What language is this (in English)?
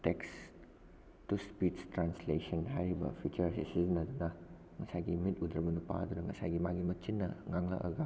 Manipuri